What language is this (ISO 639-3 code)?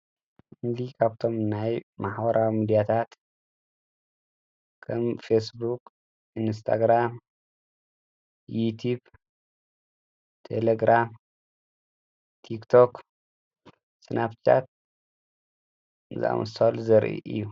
tir